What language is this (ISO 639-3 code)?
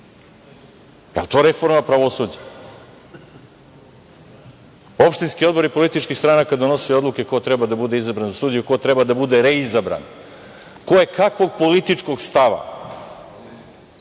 srp